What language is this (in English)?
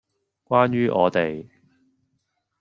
Cantonese